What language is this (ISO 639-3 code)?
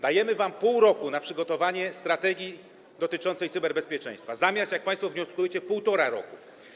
pol